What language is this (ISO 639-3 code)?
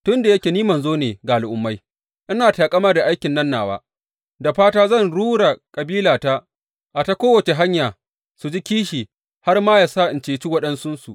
hau